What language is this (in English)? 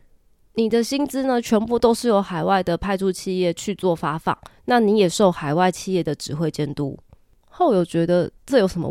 Chinese